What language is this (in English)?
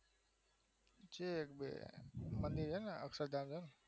Gujarati